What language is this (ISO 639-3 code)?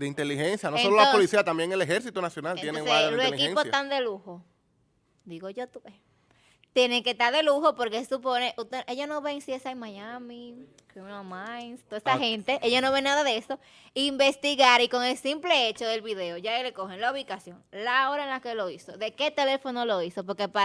spa